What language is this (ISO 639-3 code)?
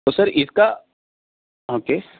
urd